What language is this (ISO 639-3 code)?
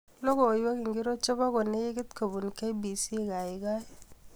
kln